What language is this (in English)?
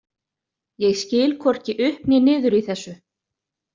Icelandic